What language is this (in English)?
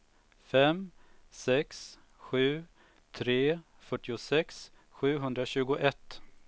Swedish